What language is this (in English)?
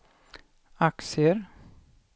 Swedish